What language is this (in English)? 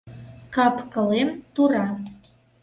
Mari